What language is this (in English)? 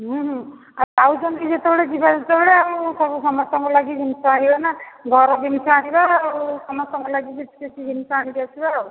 Odia